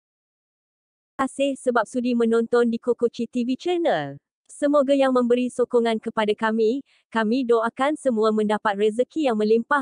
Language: Malay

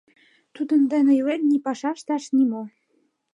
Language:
Mari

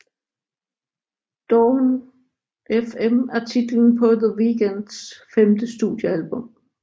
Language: Danish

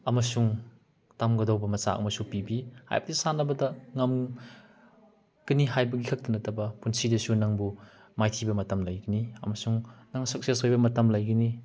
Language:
Manipuri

